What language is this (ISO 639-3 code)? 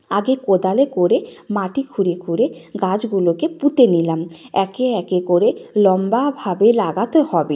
ben